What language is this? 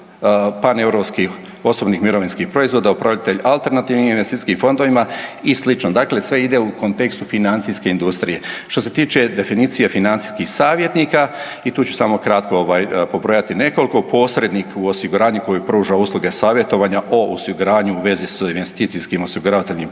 Croatian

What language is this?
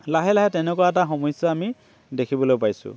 Assamese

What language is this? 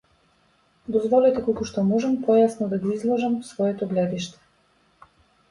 Macedonian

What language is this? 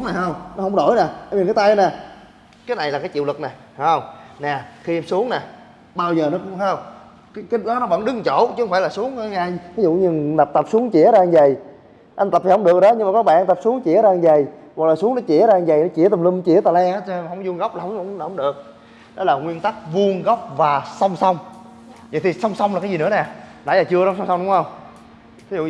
Vietnamese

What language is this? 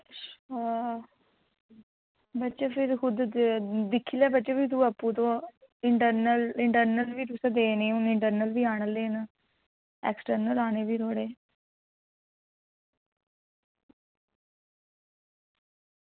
Dogri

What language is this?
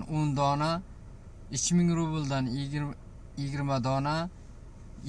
Turkish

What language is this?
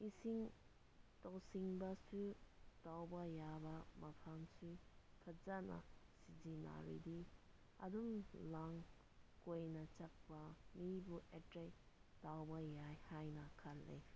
Manipuri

